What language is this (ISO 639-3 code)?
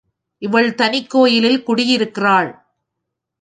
tam